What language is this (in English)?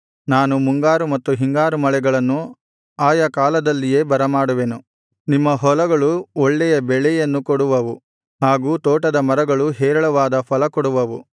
Kannada